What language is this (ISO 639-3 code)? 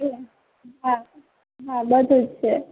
guj